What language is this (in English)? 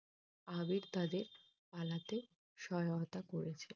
Bangla